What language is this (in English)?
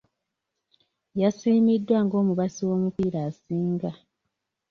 Ganda